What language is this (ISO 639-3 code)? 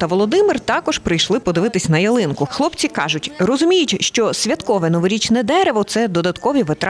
ukr